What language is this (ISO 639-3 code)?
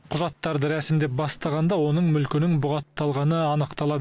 kaz